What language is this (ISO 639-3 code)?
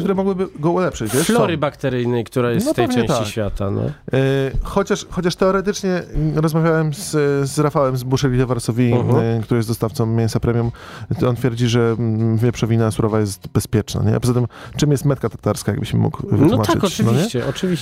pol